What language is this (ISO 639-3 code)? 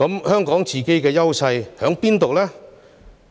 yue